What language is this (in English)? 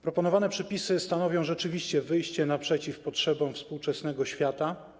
Polish